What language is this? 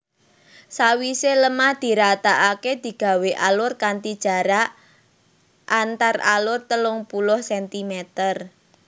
Javanese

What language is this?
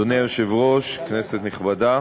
Hebrew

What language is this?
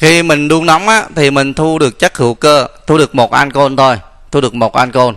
Vietnamese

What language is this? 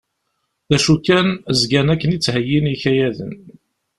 Kabyle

